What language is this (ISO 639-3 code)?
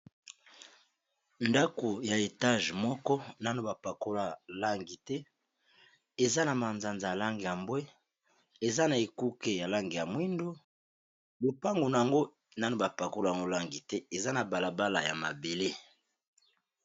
lin